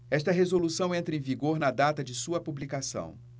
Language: Portuguese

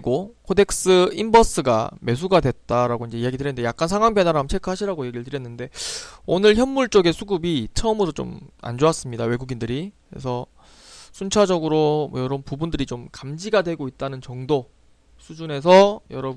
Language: Korean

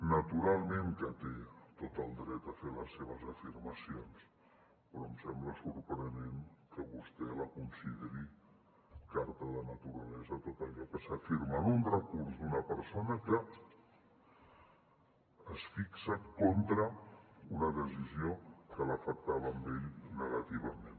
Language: Catalan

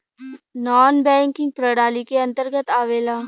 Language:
Bhojpuri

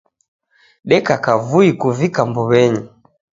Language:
Taita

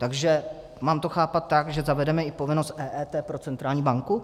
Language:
Czech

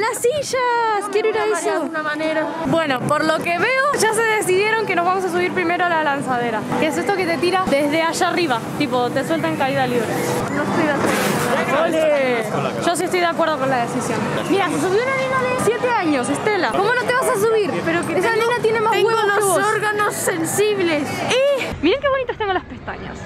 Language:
Spanish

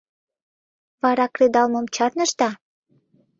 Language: Mari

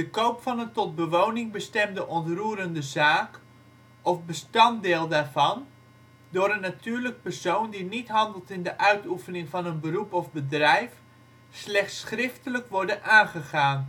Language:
Dutch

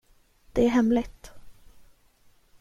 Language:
Swedish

